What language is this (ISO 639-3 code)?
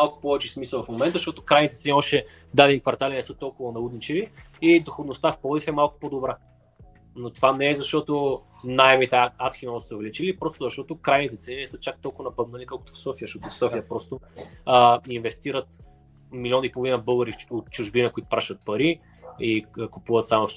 bul